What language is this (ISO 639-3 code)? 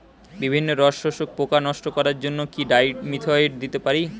ben